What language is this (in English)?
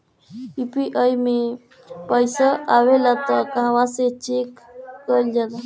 Bhojpuri